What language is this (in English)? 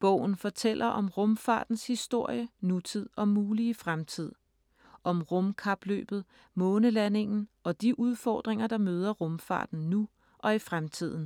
Danish